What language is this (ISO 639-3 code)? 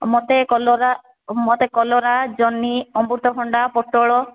ori